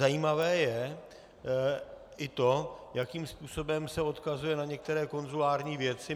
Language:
Czech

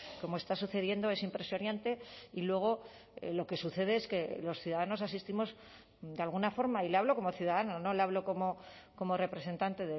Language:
Spanish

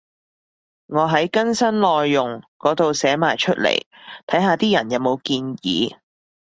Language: Cantonese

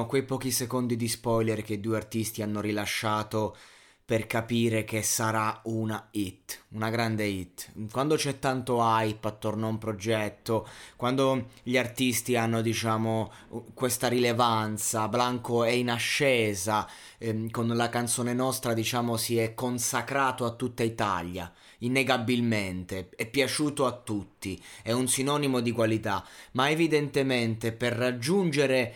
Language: Italian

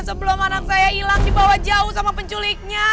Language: Indonesian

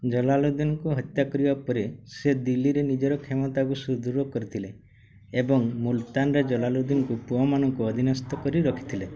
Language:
Odia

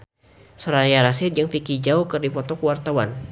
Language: Sundanese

